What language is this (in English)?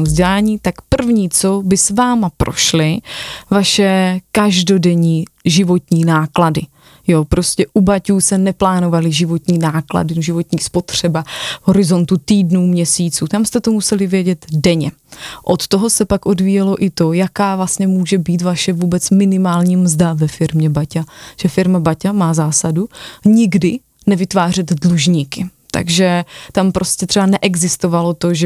Czech